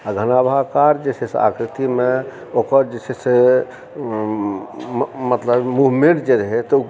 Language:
Maithili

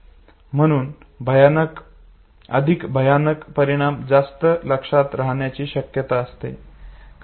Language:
Marathi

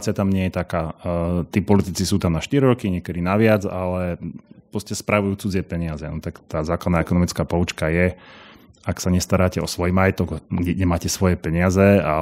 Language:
Slovak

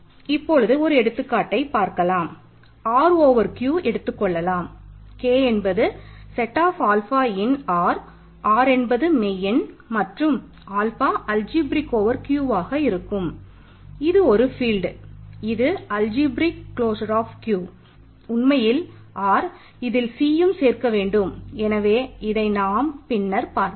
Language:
Tamil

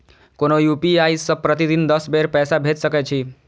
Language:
Maithili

